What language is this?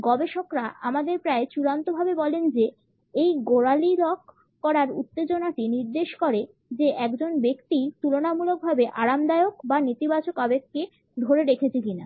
Bangla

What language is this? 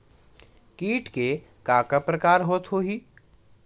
Chhattisgarhi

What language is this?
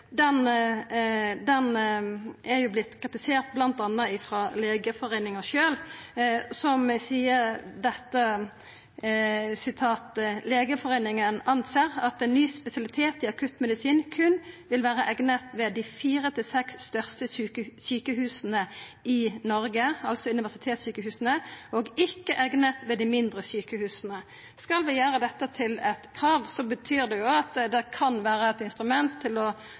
Norwegian Nynorsk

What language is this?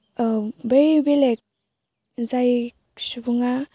Bodo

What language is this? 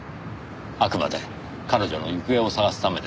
Japanese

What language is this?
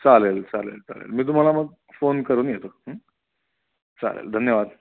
Marathi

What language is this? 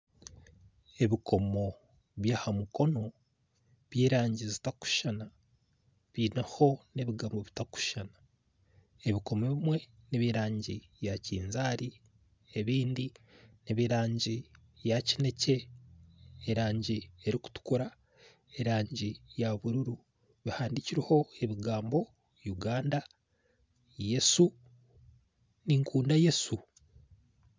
Nyankole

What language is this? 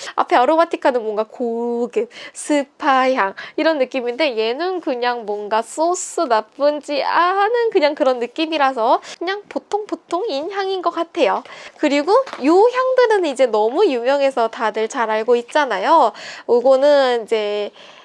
Korean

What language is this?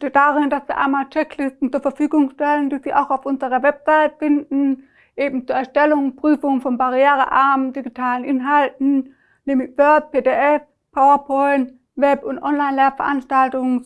German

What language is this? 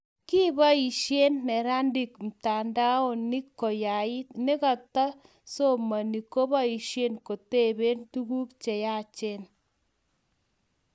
Kalenjin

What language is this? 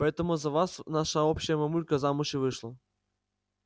Russian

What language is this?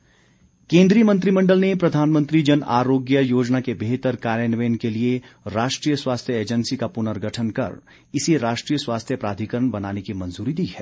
Hindi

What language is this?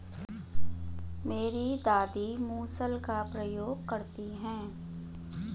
Hindi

